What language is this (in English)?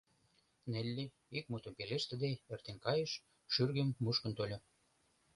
Mari